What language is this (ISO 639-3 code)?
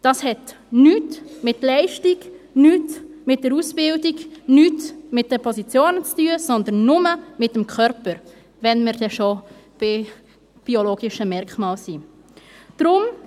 gsw